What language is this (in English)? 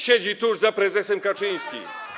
Polish